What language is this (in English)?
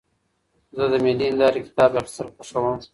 Pashto